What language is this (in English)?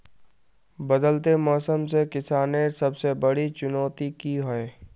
Magahi